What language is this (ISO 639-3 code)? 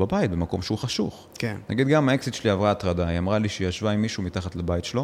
heb